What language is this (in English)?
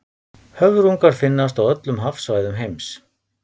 Icelandic